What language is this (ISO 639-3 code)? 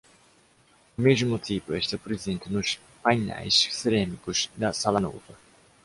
por